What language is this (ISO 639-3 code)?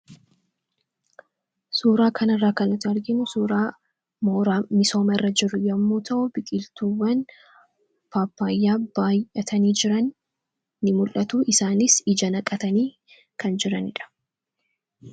orm